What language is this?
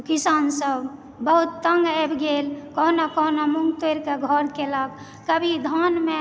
Maithili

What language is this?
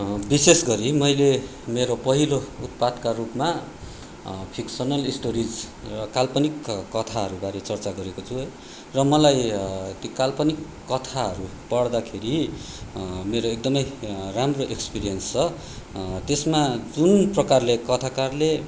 Nepali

